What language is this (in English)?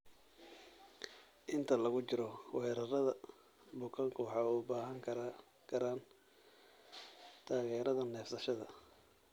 Somali